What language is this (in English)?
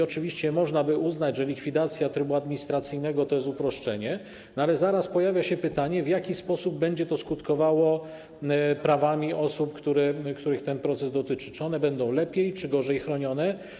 Polish